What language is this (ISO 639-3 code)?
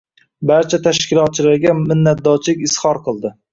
uzb